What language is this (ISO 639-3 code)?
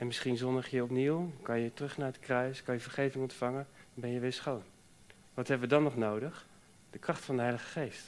nld